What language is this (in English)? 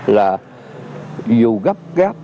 Vietnamese